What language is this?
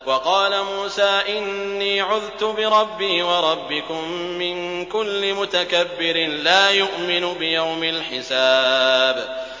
Arabic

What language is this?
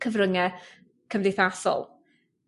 Welsh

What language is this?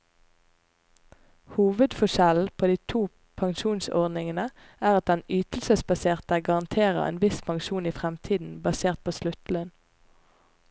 Norwegian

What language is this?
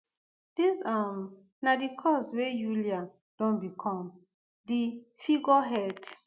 Nigerian Pidgin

